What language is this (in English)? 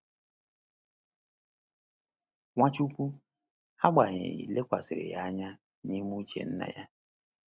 Igbo